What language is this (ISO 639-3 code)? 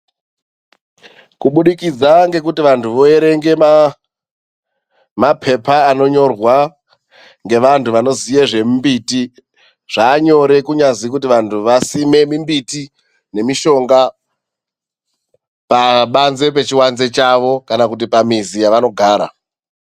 ndc